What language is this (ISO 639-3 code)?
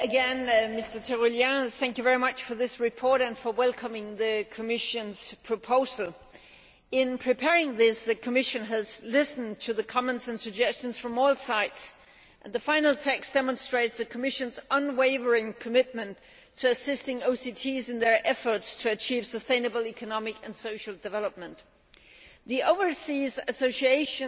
eng